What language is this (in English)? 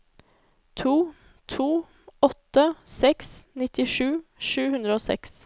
Norwegian